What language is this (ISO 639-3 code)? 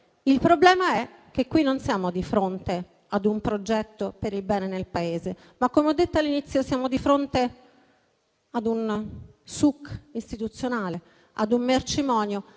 ita